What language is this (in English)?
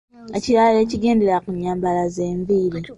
Ganda